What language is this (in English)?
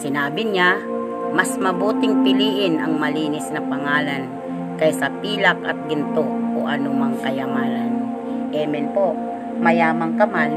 Filipino